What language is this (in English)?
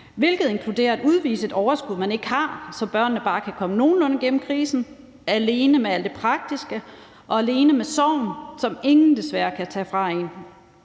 Danish